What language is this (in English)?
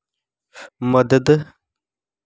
Dogri